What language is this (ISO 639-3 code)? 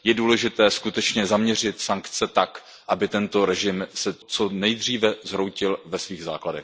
ces